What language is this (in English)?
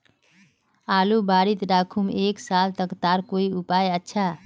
Magahi